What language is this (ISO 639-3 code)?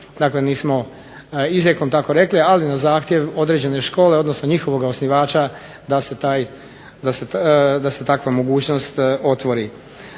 hrv